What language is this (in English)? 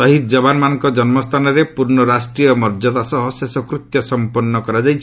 Odia